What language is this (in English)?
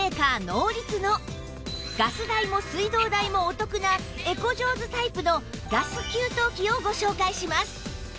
Japanese